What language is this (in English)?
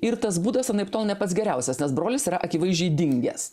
Lithuanian